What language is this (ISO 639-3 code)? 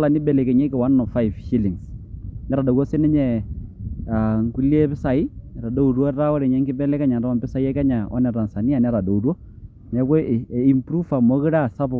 mas